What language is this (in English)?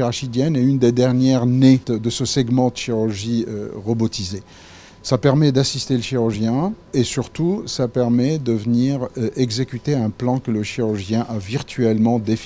French